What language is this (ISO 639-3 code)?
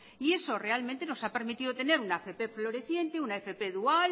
spa